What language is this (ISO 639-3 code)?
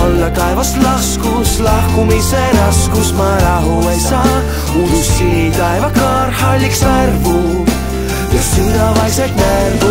fin